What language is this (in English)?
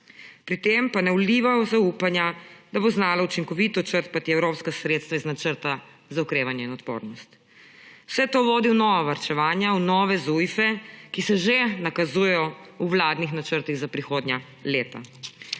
Slovenian